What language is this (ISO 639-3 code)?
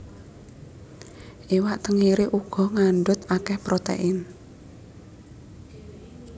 jav